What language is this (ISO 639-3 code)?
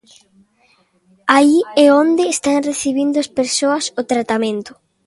glg